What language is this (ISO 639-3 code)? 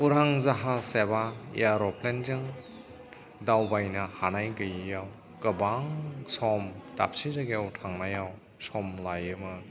brx